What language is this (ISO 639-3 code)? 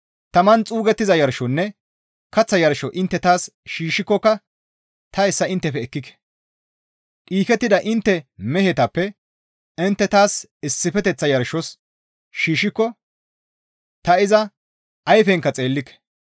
gmv